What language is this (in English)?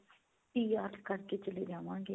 Punjabi